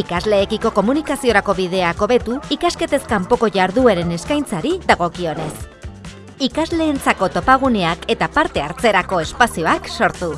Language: Basque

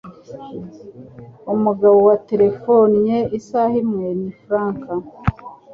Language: Kinyarwanda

